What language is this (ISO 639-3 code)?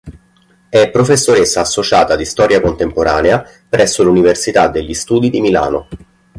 ita